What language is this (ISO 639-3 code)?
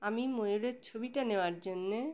ben